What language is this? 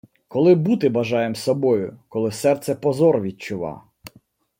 Ukrainian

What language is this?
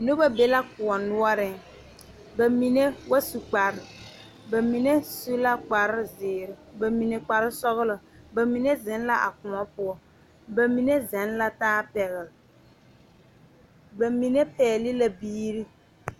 Southern Dagaare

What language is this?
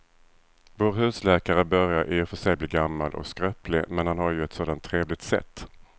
Swedish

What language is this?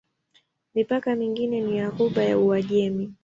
Swahili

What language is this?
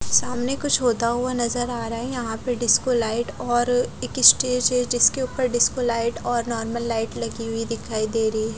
Hindi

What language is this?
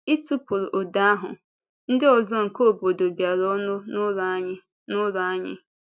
Igbo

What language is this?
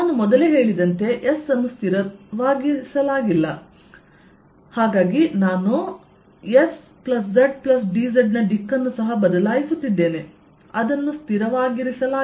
Kannada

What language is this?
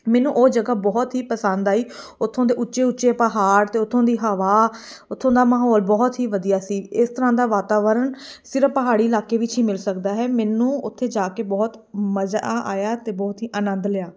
Punjabi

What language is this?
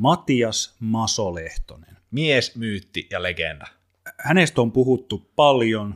Finnish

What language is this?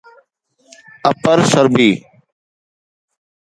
Sindhi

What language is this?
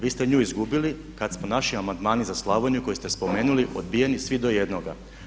Croatian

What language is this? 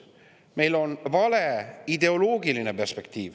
Estonian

